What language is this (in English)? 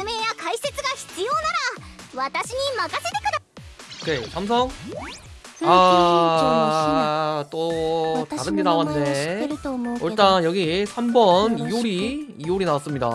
Korean